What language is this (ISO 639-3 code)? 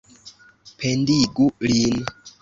epo